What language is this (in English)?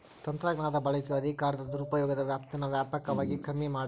Kannada